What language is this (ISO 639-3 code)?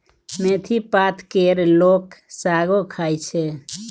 mai